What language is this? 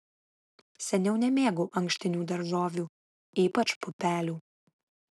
Lithuanian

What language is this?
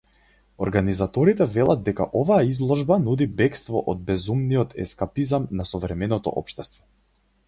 Macedonian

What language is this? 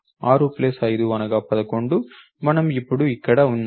Telugu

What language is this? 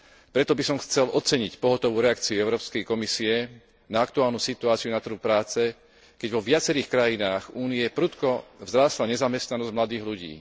Slovak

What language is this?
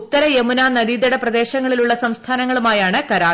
Malayalam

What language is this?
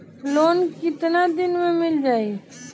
Bhojpuri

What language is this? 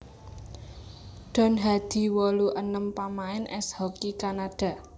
Javanese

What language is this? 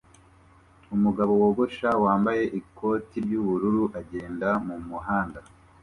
Kinyarwanda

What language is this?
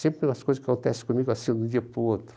Portuguese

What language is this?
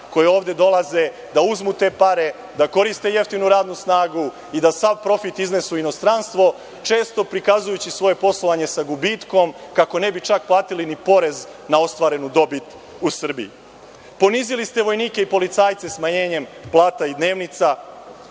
Serbian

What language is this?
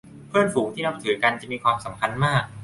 Thai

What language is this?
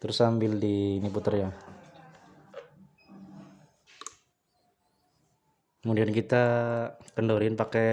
Indonesian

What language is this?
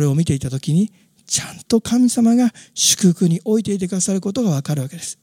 Japanese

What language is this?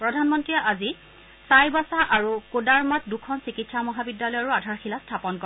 Assamese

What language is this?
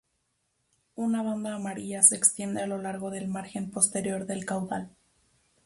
Spanish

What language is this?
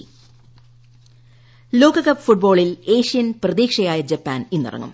Malayalam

